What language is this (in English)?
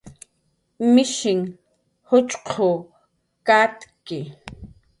Jaqaru